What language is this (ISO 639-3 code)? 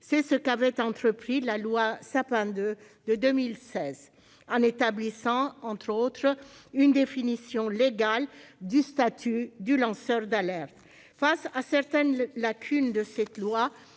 fra